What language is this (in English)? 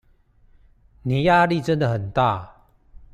Chinese